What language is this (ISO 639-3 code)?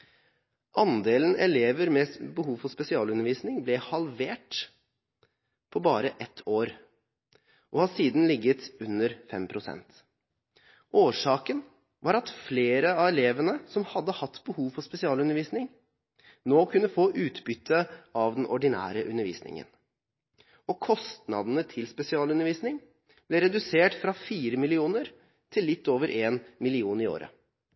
nob